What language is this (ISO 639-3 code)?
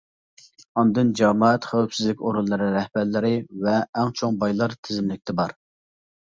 uig